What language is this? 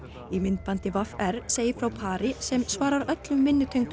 Icelandic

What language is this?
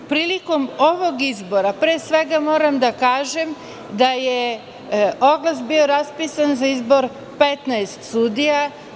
Serbian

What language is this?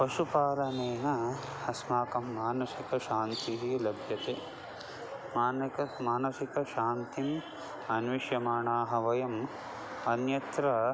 Sanskrit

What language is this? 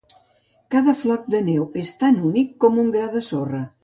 Catalan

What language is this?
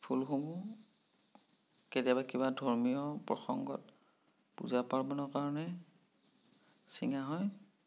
Assamese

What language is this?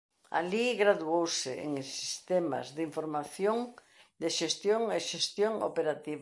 Galician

